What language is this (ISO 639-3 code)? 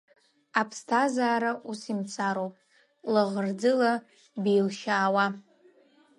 abk